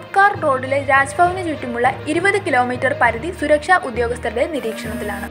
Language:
Hindi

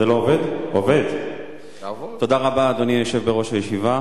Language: Hebrew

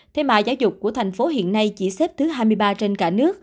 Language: Vietnamese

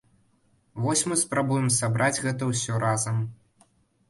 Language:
Belarusian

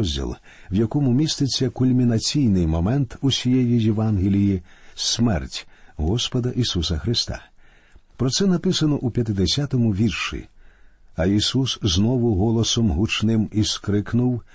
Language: Ukrainian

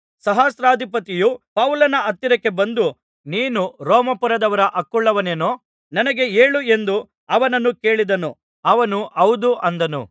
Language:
Kannada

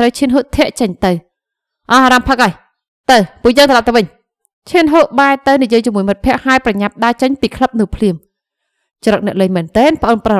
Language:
Vietnamese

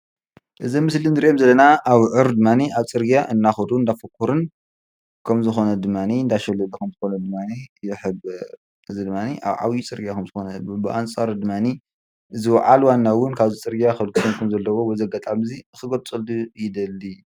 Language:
Tigrinya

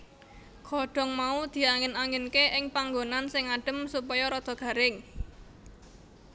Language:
Javanese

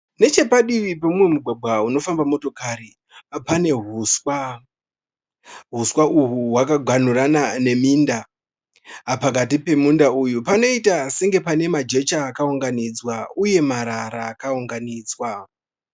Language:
Shona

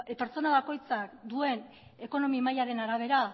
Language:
Basque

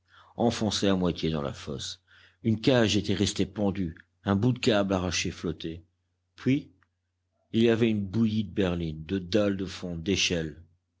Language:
French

